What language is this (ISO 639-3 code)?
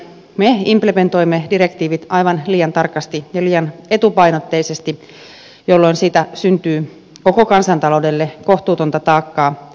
fin